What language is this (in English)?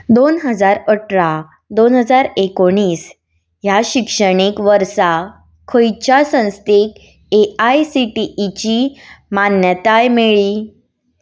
Konkani